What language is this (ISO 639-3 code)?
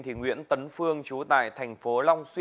vie